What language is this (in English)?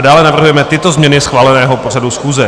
Czech